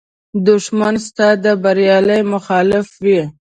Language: Pashto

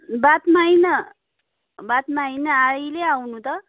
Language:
Nepali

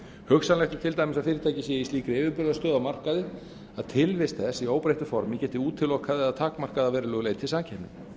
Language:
Icelandic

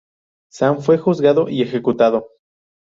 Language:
Spanish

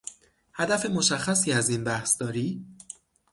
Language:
Persian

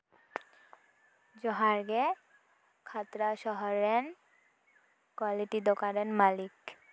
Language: Santali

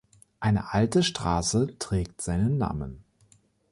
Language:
German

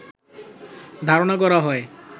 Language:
Bangla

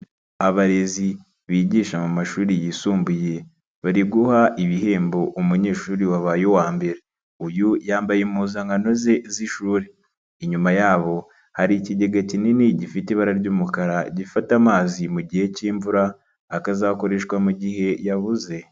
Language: Kinyarwanda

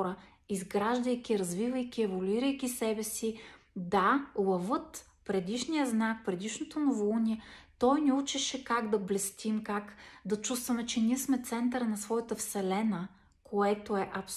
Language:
Bulgarian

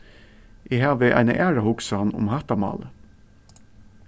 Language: Faroese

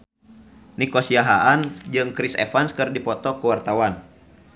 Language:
Sundanese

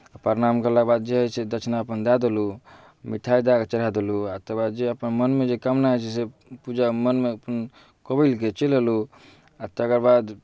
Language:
Maithili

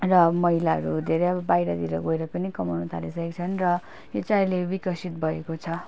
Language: Nepali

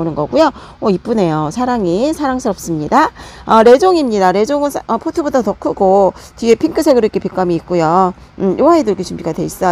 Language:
Korean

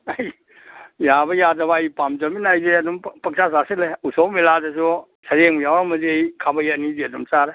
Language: Manipuri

